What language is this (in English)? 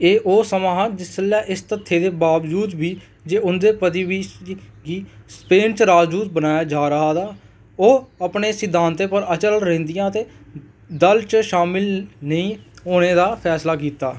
Dogri